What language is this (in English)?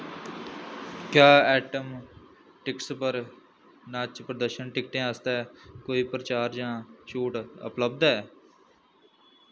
Dogri